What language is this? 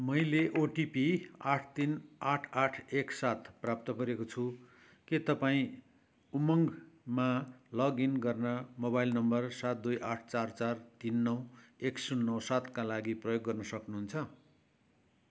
Nepali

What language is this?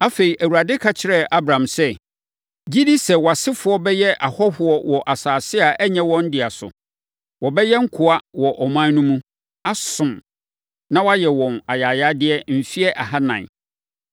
Akan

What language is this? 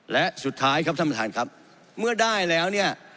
Thai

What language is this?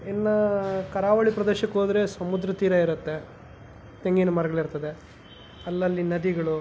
Kannada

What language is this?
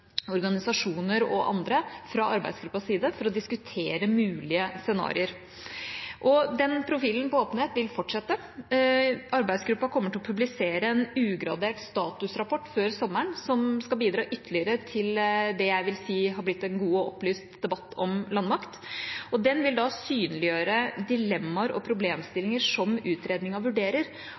Norwegian Bokmål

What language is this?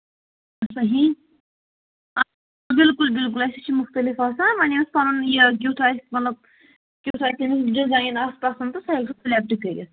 Kashmiri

